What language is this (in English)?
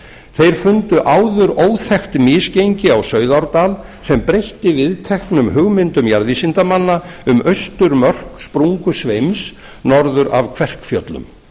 Icelandic